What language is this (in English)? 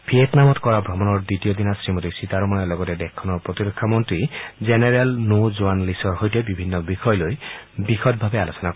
Assamese